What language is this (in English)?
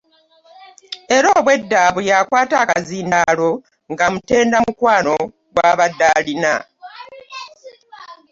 Ganda